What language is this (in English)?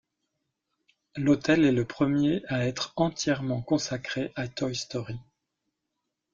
French